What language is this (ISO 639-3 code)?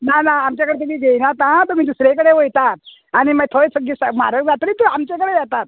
kok